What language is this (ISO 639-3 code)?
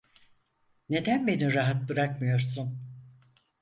tur